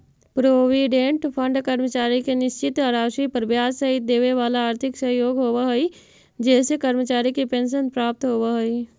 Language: Magahi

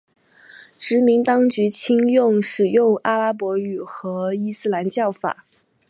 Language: Chinese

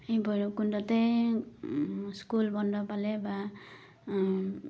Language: Assamese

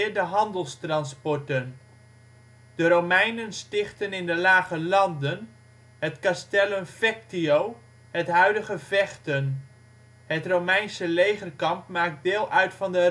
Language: Dutch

